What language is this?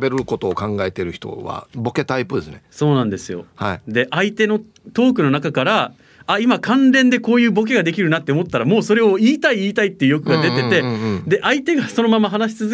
Japanese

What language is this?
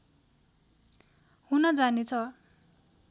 Nepali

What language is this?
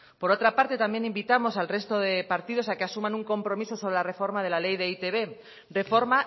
Spanish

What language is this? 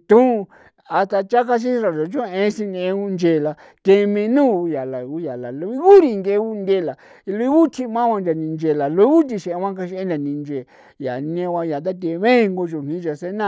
San Felipe Otlaltepec Popoloca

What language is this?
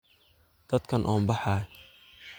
Somali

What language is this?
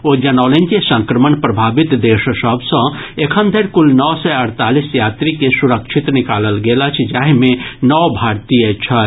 Maithili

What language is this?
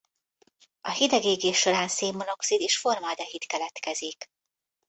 Hungarian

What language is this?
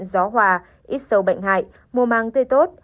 Vietnamese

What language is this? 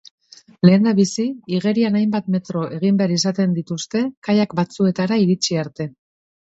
Basque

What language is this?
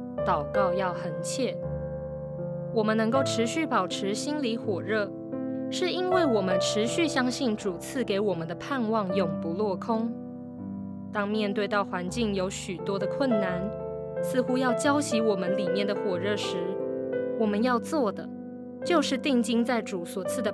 Chinese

